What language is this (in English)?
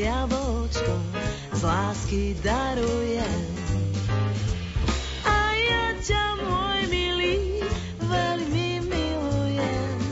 Slovak